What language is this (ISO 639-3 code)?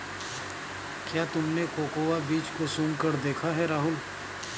hin